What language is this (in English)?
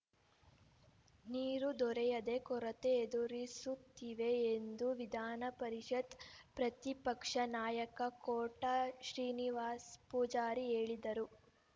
Kannada